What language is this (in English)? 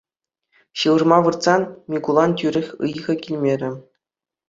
Chuvash